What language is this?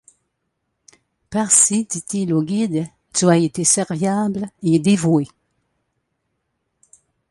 French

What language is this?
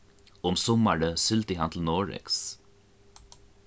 Faroese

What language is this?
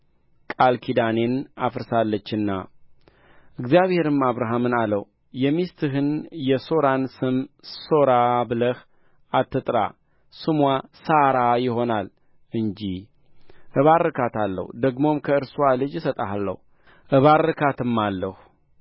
Amharic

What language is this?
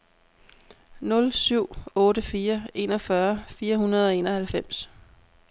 Danish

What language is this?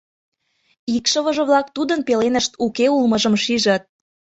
Mari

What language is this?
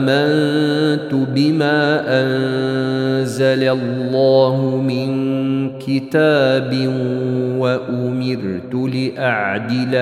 Arabic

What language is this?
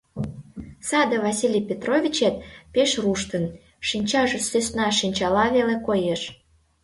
Mari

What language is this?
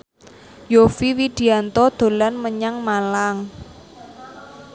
Javanese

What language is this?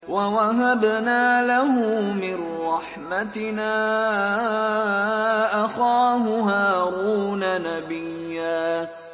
Arabic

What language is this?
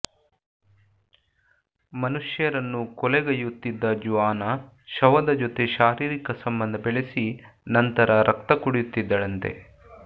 Kannada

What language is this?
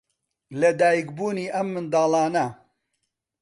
Central Kurdish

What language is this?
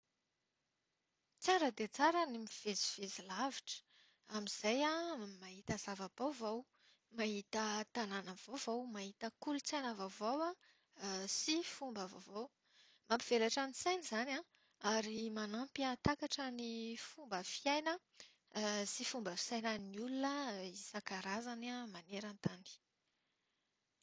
Malagasy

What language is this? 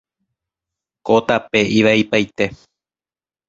Guarani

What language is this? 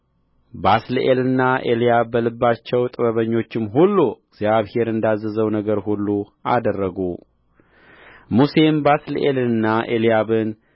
Amharic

